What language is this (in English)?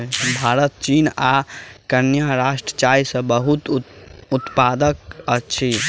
Maithili